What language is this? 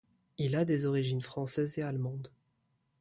French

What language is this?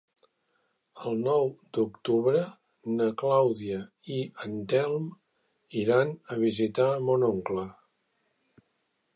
Catalan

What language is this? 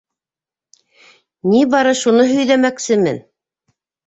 Bashkir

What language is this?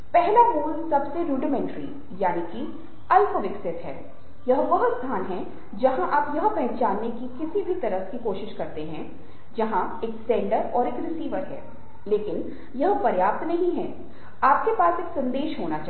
Hindi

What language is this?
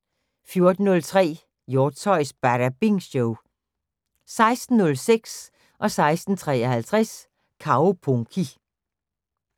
Danish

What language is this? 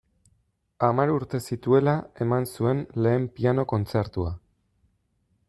Basque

